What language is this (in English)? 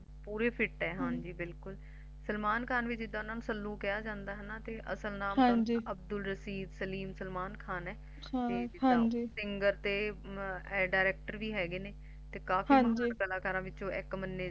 Punjabi